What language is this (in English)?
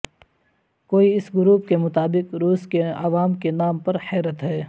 Urdu